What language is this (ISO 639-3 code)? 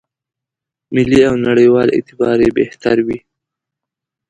pus